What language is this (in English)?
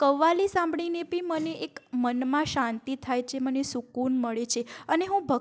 Gujarati